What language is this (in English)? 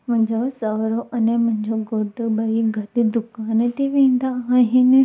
Sindhi